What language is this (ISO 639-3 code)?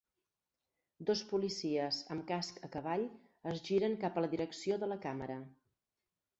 cat